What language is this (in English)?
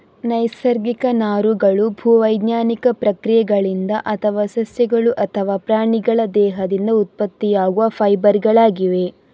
Kannada